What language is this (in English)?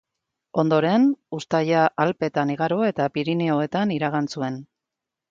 Basque